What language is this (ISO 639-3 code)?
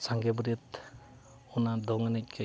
sat